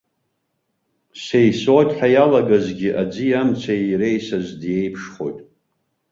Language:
Abkhazian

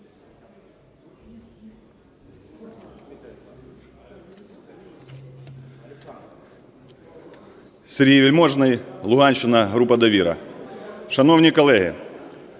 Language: Ukrainian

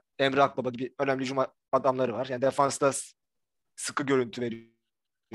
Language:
Turkish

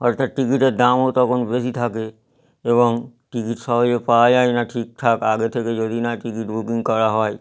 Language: Bangla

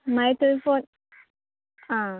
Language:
Konkani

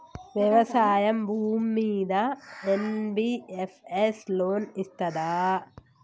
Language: Telugu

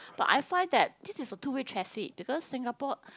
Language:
English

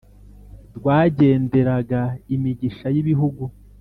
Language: Kinyarwanda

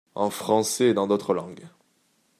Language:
French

